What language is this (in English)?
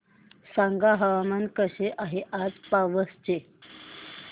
Marathi